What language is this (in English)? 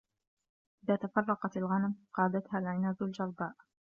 Arabic